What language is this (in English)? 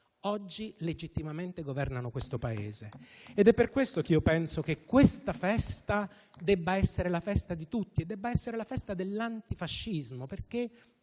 Italian